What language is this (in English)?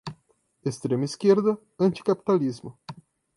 Portuguese